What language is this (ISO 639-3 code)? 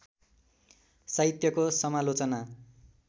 nep